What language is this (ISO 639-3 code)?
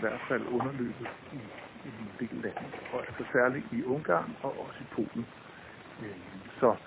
dan